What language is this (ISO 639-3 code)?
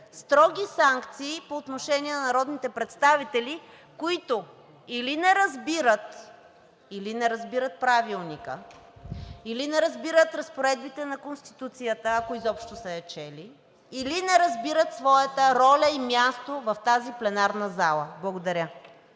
bul